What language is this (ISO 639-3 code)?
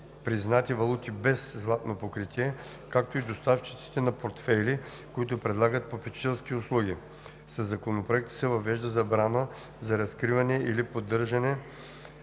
bul